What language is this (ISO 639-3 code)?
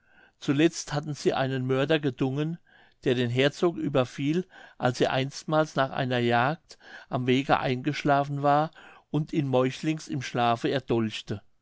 deu